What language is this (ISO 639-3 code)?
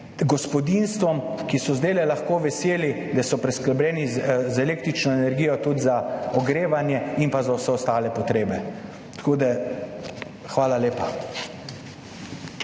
slv